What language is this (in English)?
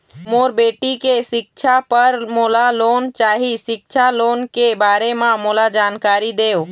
Chhattisgarhi